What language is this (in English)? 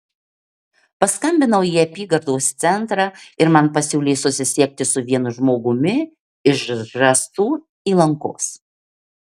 Lithuanian